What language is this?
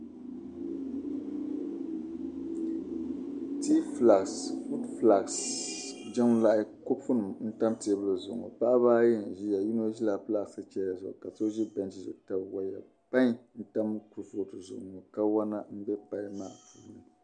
Dagbani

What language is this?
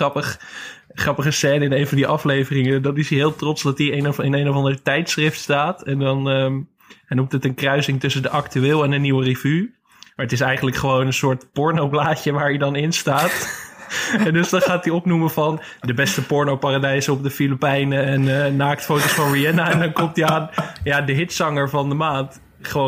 Dutch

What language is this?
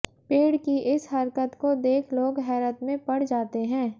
Hindi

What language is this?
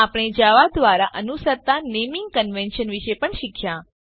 Gujarati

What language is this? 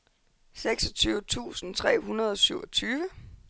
Danish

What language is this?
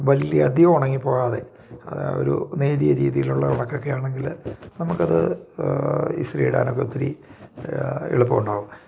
Malayalam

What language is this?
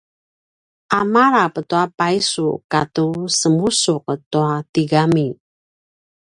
Paiwan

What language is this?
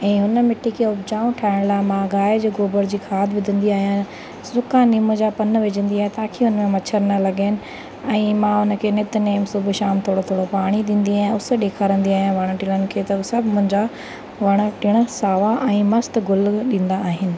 Sindhi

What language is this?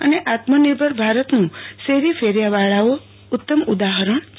Gujarati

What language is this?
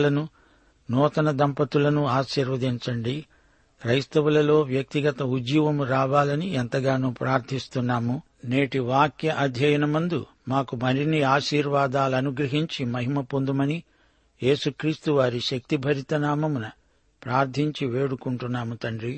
Telugu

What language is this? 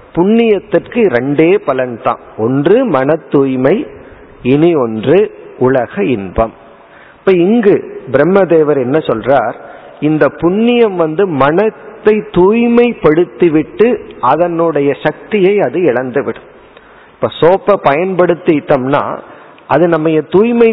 Tamil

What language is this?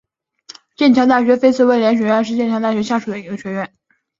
Chinese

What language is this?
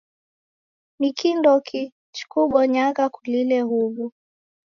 Taita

